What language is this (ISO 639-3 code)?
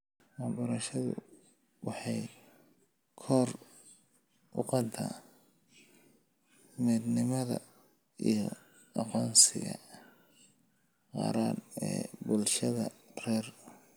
som